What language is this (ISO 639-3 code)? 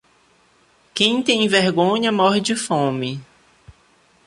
por